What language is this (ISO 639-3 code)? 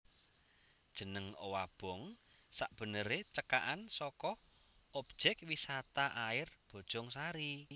jav